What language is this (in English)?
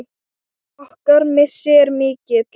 Icelandic